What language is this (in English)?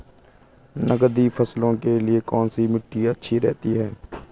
Hindi